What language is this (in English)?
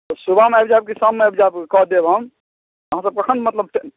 Maithili